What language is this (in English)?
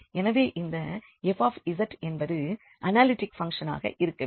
Tamil